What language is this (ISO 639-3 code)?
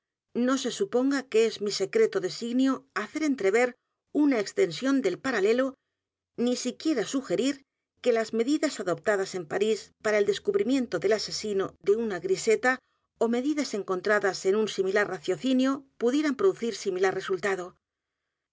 spa